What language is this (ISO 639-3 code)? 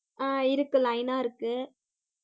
tam